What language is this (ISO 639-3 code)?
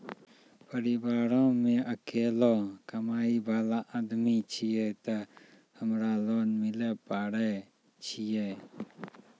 mai